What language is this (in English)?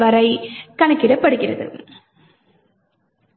Tamil